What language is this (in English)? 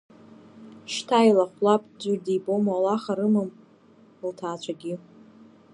Abkhazian